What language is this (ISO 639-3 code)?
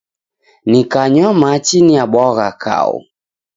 dav